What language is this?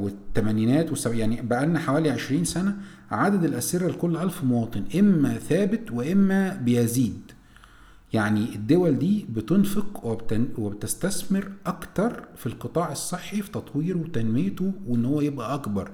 Arabic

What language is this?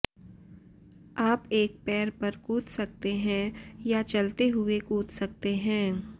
Hindi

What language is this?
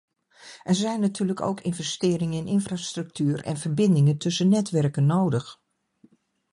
Dutch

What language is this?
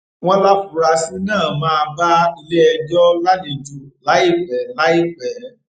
Yoruba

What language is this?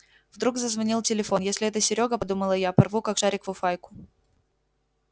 Russian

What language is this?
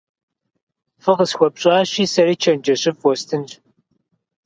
Kabardian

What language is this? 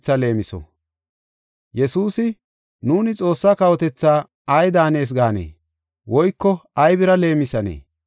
Gofa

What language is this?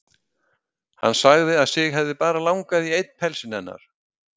Icelandic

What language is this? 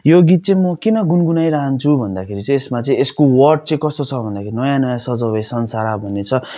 Nepali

